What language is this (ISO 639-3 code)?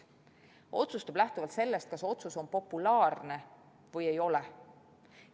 est